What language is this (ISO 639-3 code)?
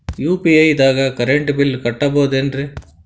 kan